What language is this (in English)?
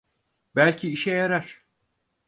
Turkish